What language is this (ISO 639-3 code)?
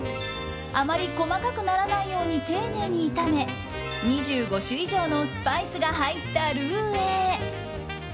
jpn